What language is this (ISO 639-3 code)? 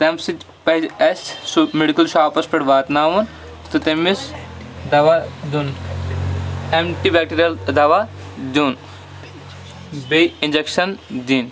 kas